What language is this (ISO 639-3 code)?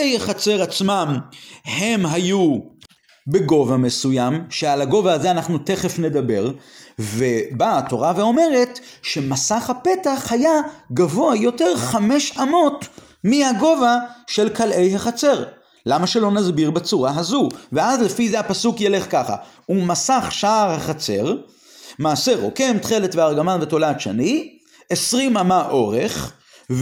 heb